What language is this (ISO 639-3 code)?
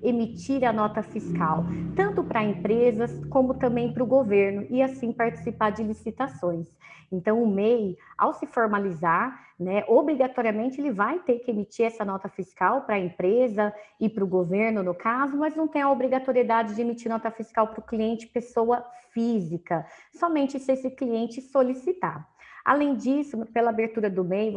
por